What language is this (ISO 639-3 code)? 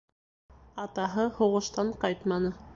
bak